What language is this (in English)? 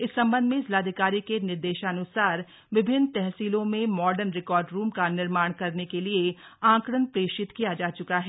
Hindi